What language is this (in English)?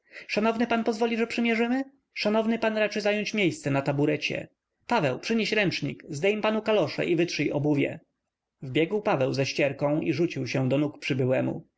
Polish